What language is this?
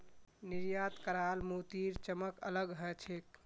Magahi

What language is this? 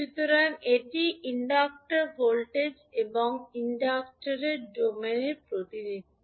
Bangla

